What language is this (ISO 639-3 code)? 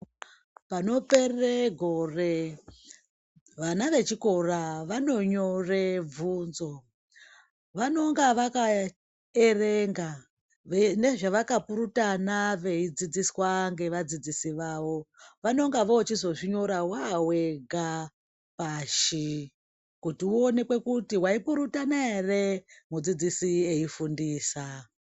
ndc